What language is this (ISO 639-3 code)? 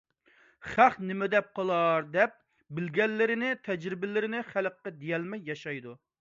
uig